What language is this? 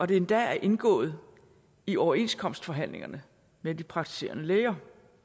Danish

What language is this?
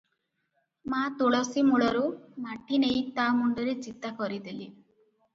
Odia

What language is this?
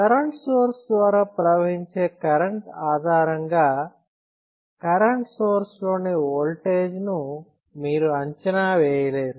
Telugu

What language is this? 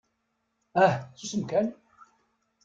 Kabyle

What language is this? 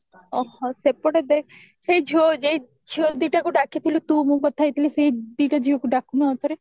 Odia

